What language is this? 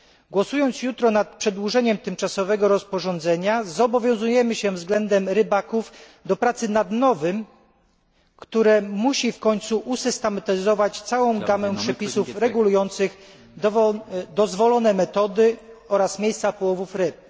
Polish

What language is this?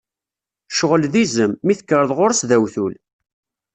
Kabyle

